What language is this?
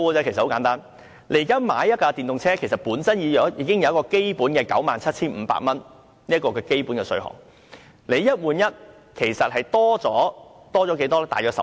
Cantonese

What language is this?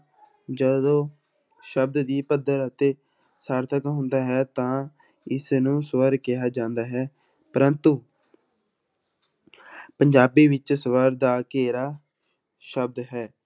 Punjabi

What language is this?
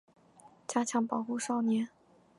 Chinese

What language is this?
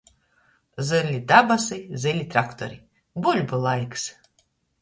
Latgalian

